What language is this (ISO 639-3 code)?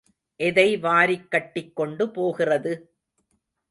tam